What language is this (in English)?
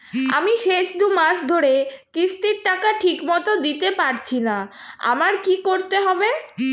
Bangla